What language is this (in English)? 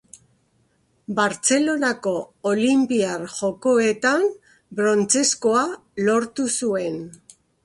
Basque